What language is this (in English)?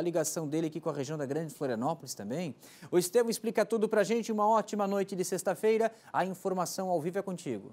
Portuguese